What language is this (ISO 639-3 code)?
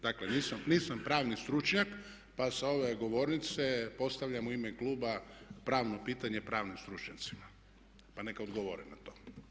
hrv